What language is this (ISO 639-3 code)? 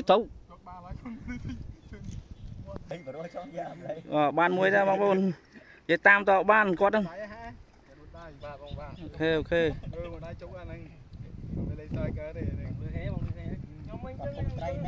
vie